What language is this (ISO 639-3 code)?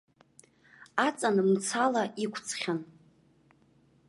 abk